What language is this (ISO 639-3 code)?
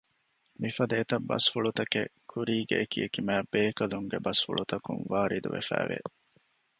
div